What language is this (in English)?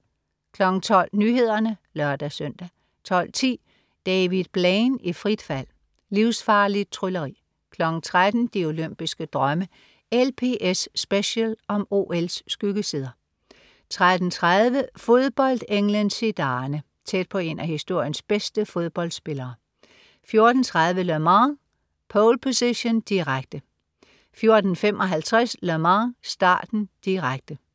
Danish